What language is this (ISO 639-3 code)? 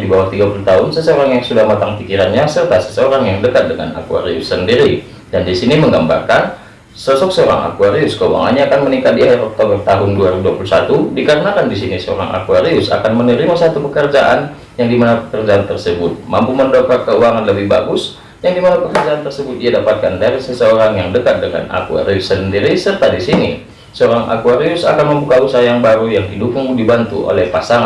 ind